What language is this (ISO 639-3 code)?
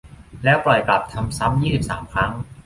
tha